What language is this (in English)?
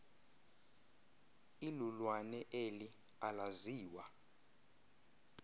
Xhosa